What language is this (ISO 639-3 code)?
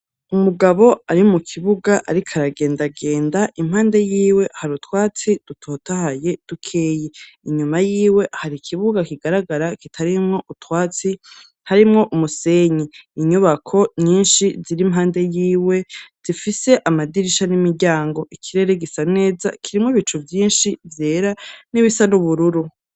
run